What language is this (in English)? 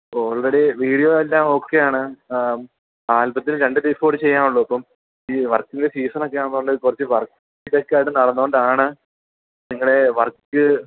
Malayalam